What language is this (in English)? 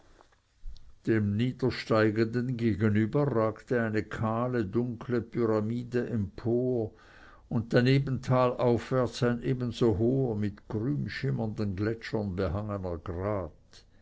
German